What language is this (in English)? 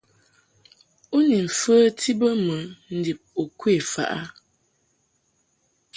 Mungaka